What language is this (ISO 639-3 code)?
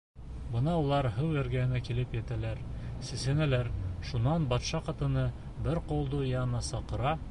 bak